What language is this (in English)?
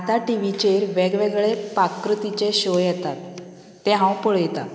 Konkani